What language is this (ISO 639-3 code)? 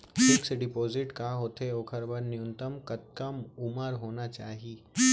hne